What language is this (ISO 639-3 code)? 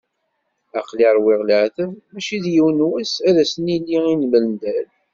kab